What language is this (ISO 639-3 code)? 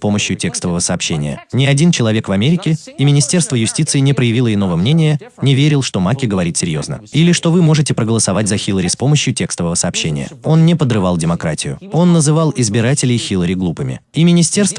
rus